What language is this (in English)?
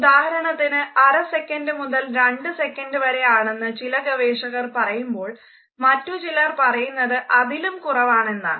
Malayalam